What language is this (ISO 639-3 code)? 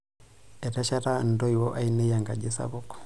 mas